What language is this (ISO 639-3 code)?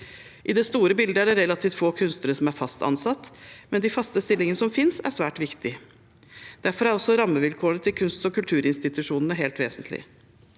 nor